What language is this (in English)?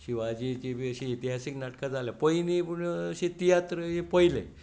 Konkani